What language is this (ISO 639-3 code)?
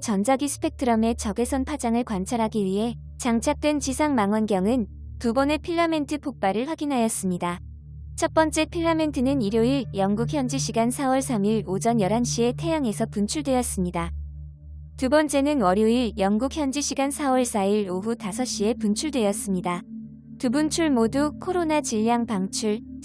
kor